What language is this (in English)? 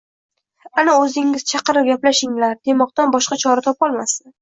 Uzbek